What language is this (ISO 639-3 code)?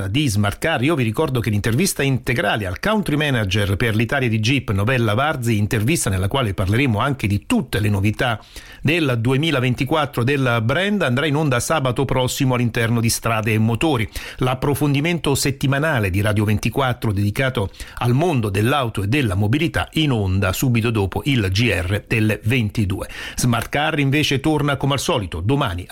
ita